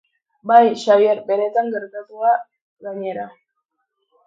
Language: Basque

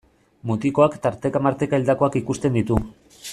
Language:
Basque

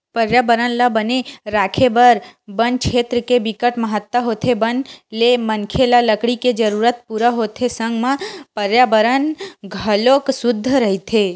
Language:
Chhattisgarhi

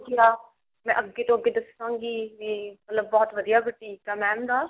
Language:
Punjabi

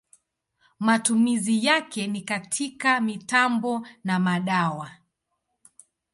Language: Swahili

